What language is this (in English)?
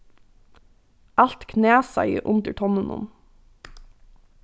Faroese